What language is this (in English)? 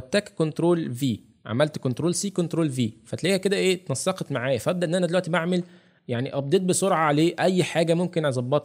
Arabic